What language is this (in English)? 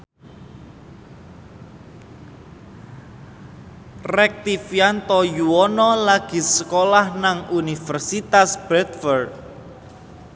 Javanese